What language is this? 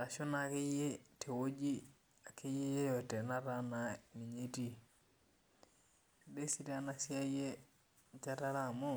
Masai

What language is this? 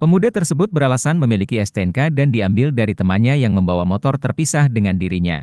Indonesian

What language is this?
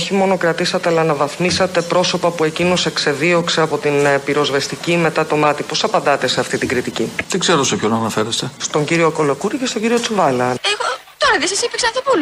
Greek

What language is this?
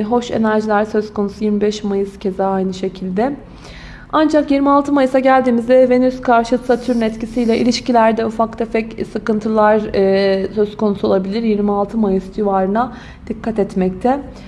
Turkish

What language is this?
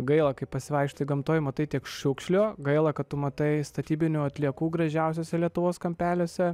Lithuanian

